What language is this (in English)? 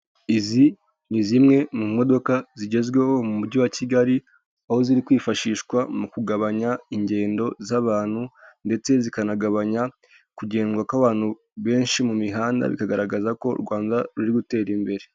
Kinyarwanda